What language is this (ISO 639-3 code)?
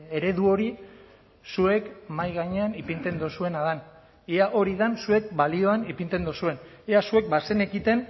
eus